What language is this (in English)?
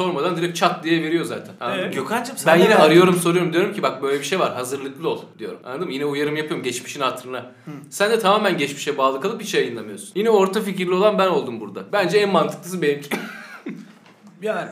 Turkish